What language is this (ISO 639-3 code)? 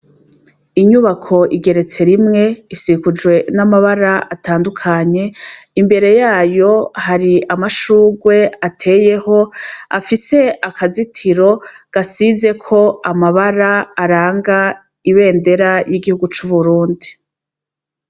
run